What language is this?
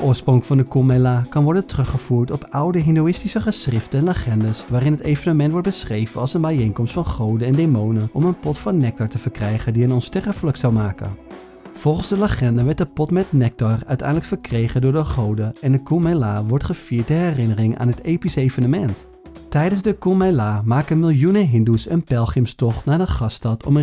Dutch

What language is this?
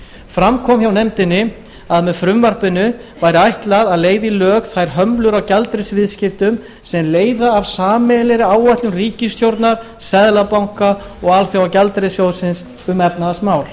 Icelandic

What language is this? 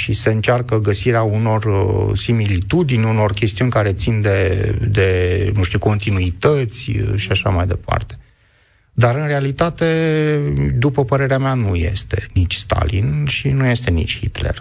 Romanian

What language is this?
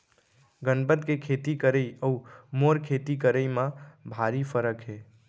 Chhattisgarhi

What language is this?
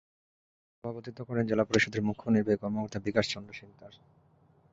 Bangla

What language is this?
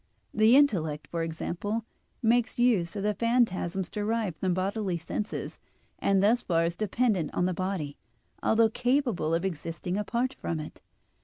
English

